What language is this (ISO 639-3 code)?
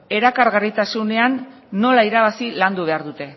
eus